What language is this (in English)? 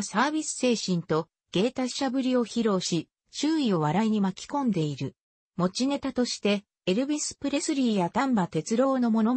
Japanese